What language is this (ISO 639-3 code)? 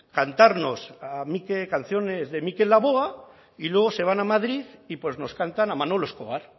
spa